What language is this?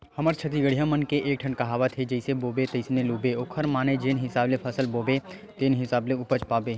Chhattisgarhi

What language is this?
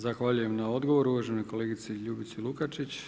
Croatian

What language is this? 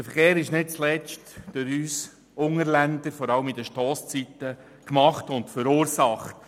Swiss German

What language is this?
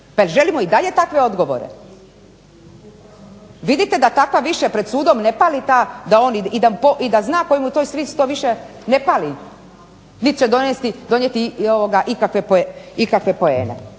Croatian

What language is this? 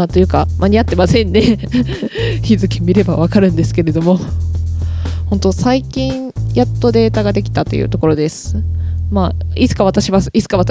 Japanese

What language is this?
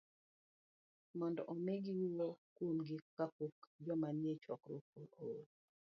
Luo (Kenya and Tanzania)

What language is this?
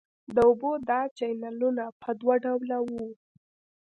Pashto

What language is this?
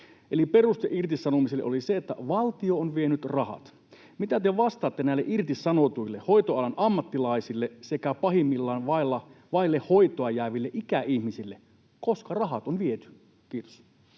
Finnish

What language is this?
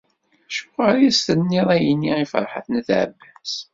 Kabyle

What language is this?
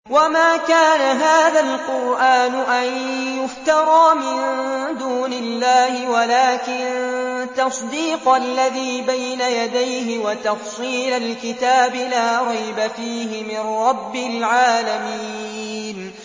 Arabic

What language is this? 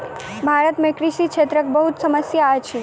Maithili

